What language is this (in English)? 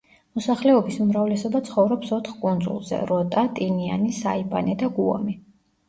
Georgian